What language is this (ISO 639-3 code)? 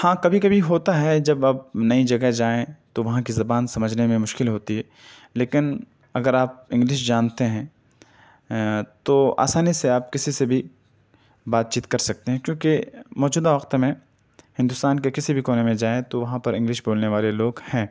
urd